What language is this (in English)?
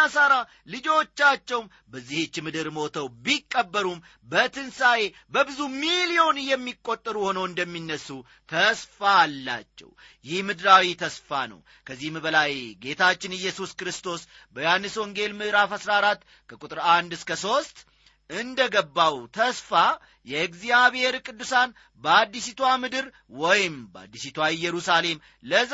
Amharic